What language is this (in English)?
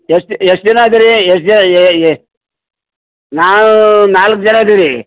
Kannada